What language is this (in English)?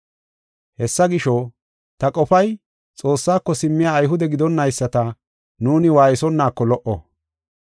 Gofa